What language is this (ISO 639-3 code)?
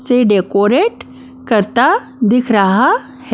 hin